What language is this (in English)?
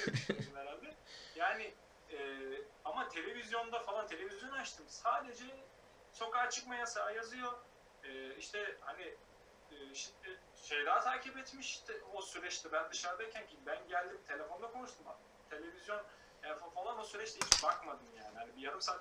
Turkish